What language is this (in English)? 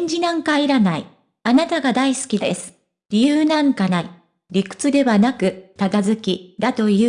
Japanese